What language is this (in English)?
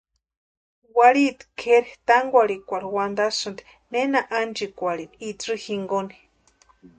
Western Highland Purepecha